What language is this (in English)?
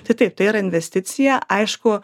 Lithuanian